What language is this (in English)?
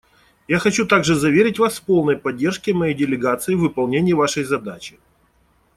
Russian